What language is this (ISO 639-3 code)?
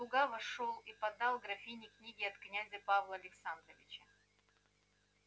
rus